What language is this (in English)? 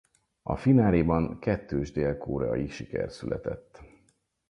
Hungarian